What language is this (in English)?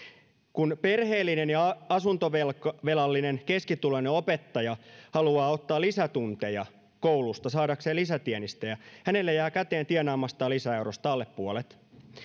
Finnish